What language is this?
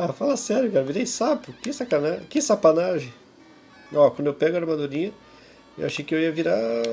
Portuguese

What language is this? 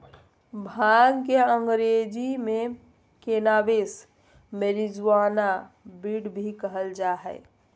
Magahi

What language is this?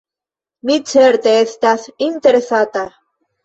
Esperanto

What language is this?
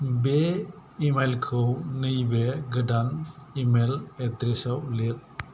Bodo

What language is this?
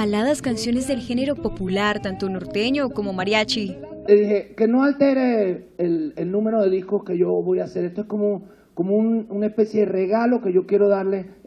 Spanish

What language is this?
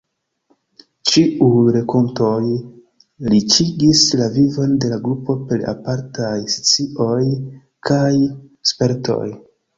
Esperanto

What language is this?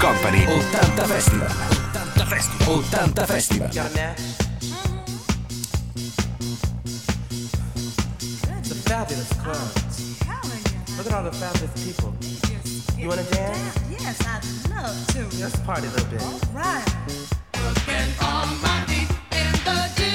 Italian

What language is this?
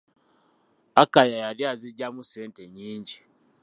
Ganda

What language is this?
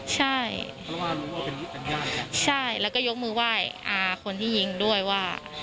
Thai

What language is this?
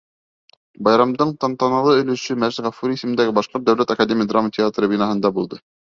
Bashkir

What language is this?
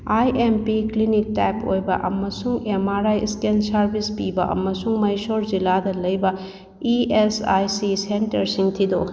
Manipuri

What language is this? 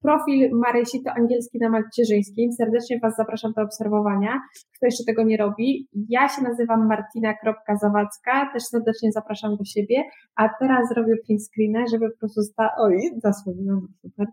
Polish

